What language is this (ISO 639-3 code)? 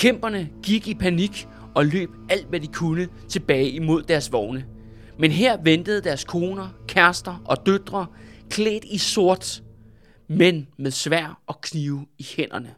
dan